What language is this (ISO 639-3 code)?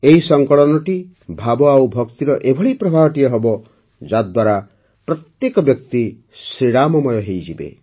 ori